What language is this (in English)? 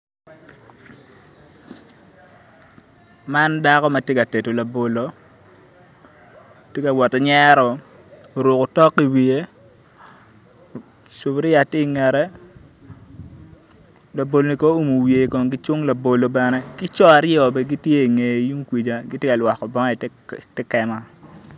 Acoli